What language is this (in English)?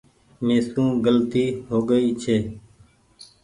Goaria